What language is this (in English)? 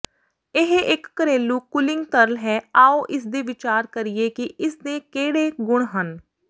Punjabi